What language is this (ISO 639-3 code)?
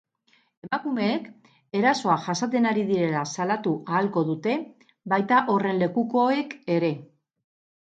eus